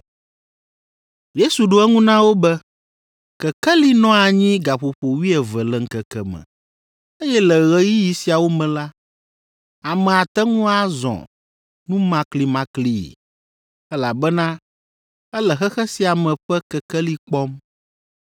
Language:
Ewe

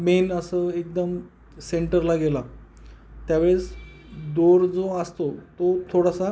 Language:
Marathi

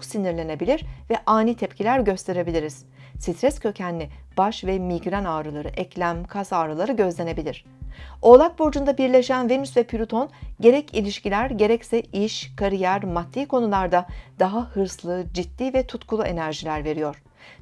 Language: Turkish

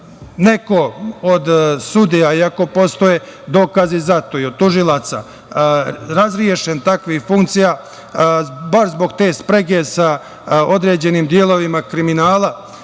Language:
Serbian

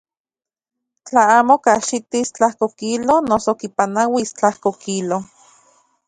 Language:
Central Puebla Nahuatl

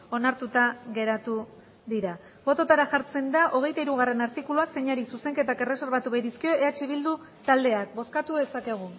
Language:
Basque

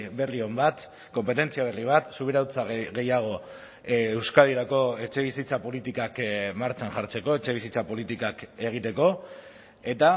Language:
Basque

